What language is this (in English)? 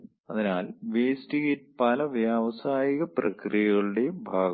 Malayalam